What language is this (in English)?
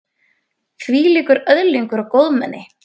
Icelandic